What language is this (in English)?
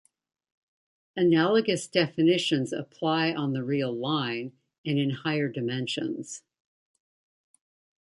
English